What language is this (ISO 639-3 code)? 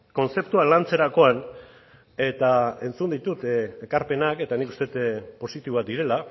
eus